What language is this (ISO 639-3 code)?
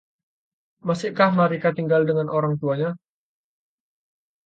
ind